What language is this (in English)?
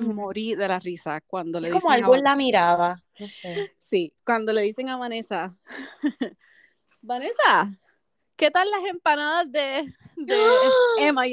Spanish